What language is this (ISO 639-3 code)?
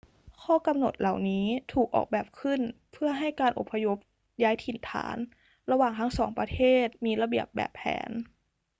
tha